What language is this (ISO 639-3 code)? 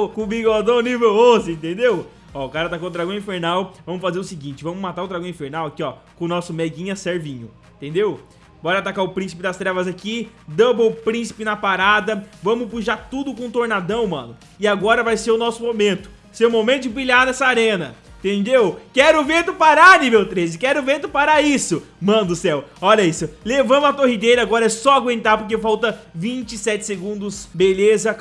por